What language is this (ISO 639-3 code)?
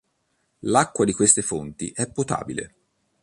ita